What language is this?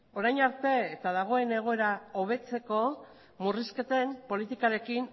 Basque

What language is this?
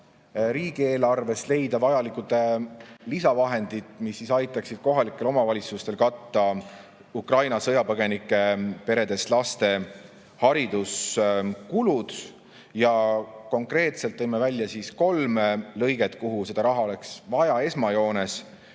Estonian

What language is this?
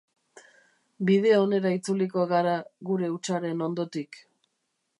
Basque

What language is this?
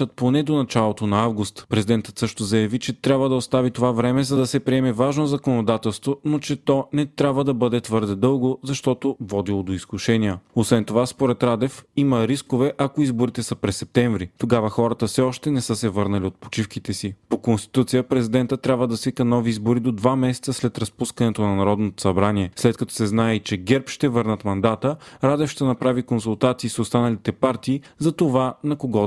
Bulgarian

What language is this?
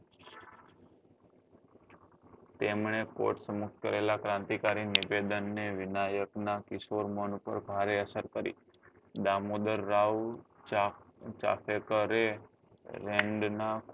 Gujarati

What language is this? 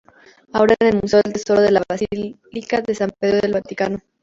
Spanish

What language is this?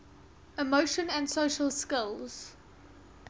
English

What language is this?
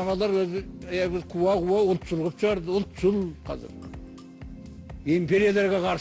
Turkish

